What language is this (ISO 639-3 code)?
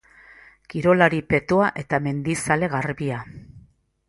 eus